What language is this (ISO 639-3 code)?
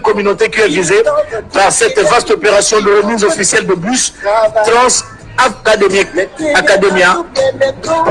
fra